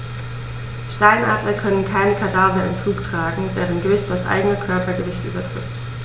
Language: German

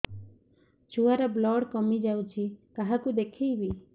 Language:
Odia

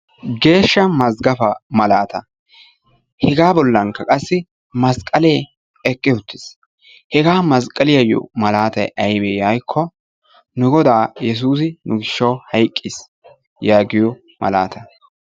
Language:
Wolaytta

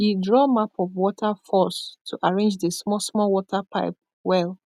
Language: Nigerian Pidgin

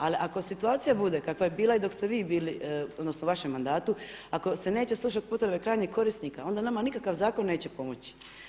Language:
Croatian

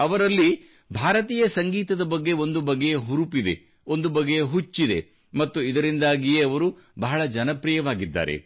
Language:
Kannada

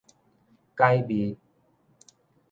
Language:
Min Nan Chinese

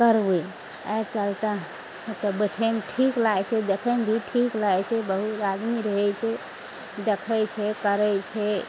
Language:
Maithili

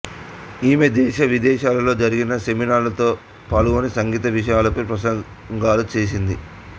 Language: Telugu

